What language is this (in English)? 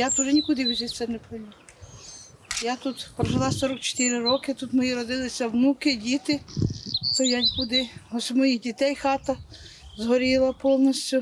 Ukrainian